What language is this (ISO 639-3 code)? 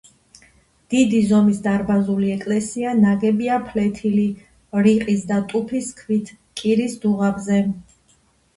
kat